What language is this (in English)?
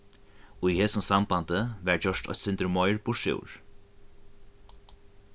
Faroese